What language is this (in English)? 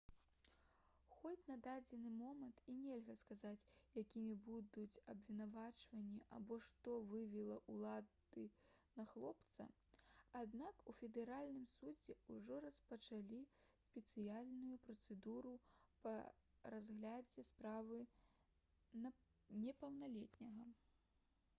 Belarusian